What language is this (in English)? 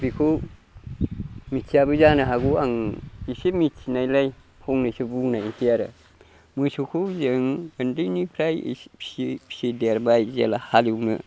Bodo